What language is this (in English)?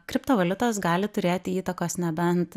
Lithuanian